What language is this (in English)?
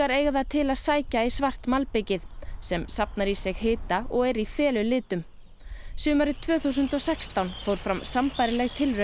Icelandic